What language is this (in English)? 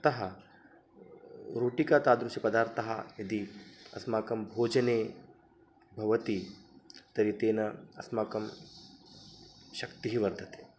Sanskrit